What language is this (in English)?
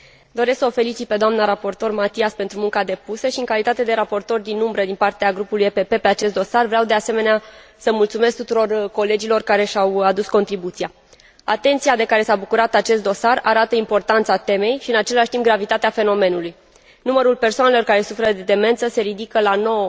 Romanian